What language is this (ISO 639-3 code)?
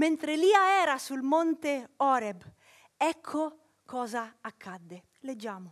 ita